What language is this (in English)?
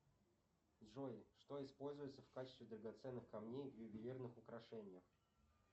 Russian